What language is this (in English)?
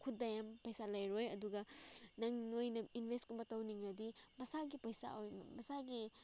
Manipuri